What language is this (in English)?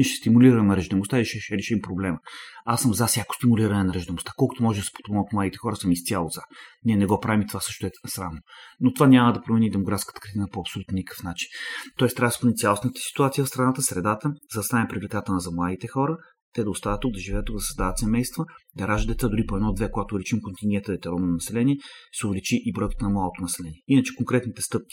Bulgarian